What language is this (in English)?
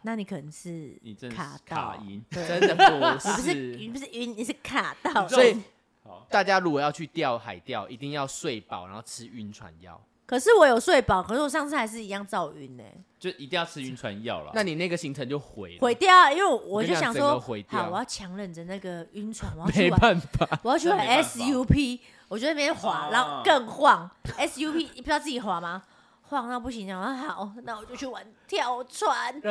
Chinese